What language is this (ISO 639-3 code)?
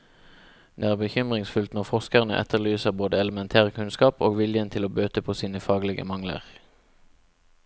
nor